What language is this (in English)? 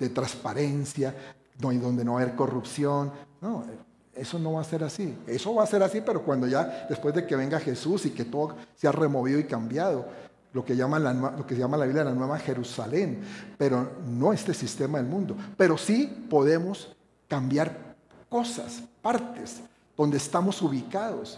Spanish